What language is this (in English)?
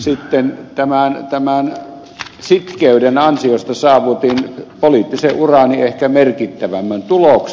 Finnish